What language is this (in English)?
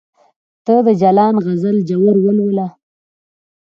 Pashto